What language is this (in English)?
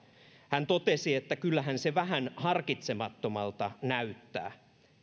Finnish